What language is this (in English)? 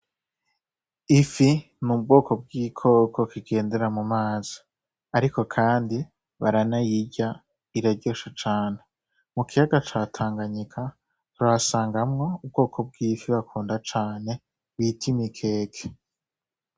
Rundi